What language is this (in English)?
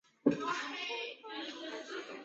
Chinese